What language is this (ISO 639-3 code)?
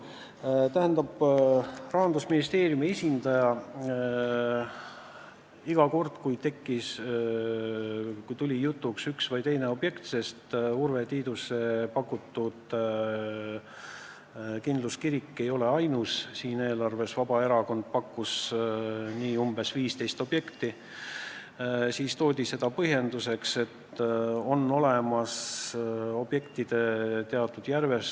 est